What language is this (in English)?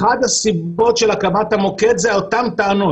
Hebrew